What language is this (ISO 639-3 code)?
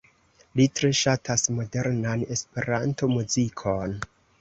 epo